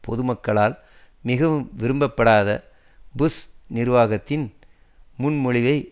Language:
Tamil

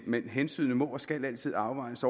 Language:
Danish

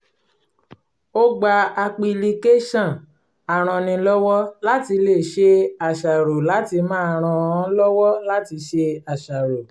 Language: Yoruba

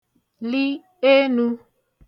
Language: Igbo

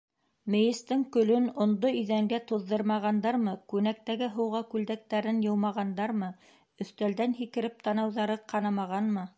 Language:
Bashkir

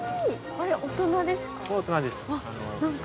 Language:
Japanese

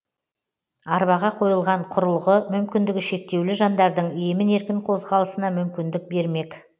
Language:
Kazakh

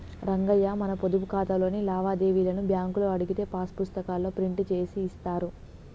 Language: Telugu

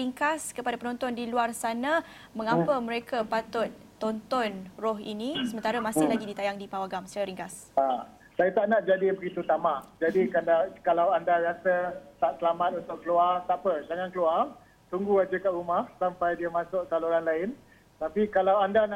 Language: Malay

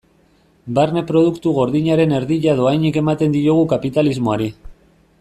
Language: Basque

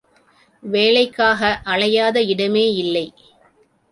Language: Tamil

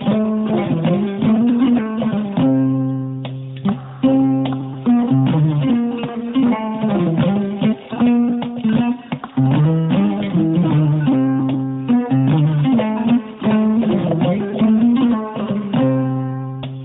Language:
Fula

